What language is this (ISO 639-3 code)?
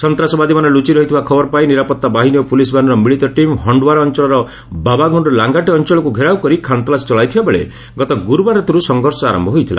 ori